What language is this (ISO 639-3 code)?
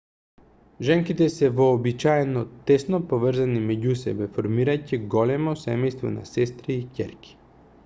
mkd